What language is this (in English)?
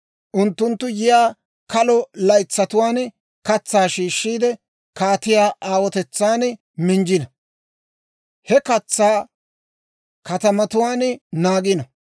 Dawro